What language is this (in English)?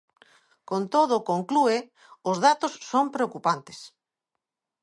Galician